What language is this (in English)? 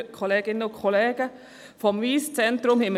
Swiss German